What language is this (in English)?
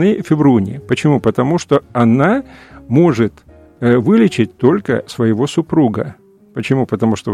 Russian